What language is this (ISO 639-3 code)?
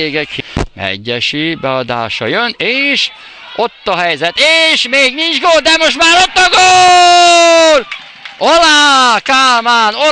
hun